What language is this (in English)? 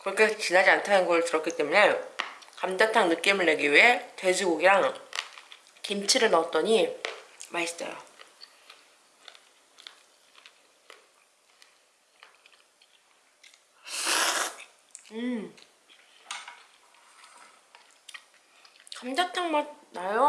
Korean